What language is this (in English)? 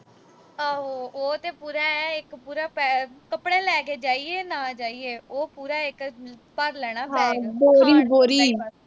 Punjabi